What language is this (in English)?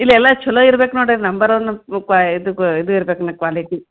Kannada